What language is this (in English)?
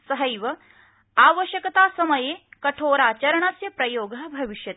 Sanskrit